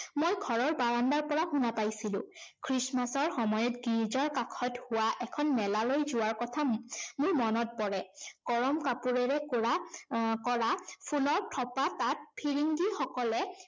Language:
Assamese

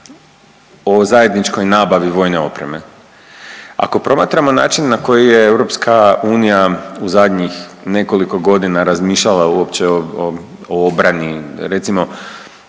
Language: Croatian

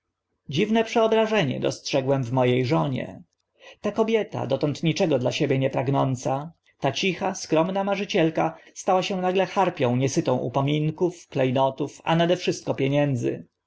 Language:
Polish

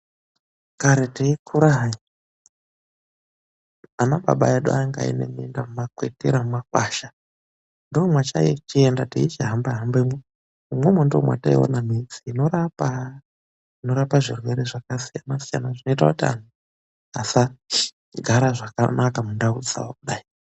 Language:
Ndau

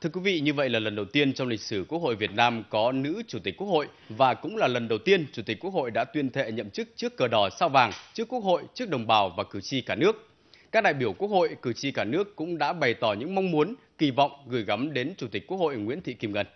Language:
Vietnamese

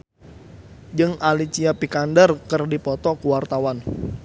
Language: Sundanese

